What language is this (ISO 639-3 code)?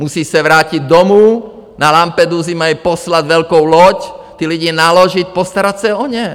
ces